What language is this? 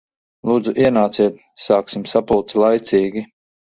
Latvian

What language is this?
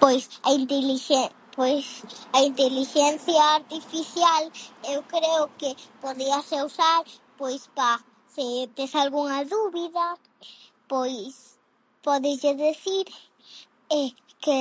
Galician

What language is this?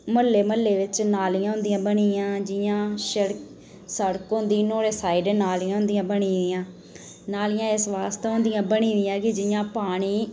Dogri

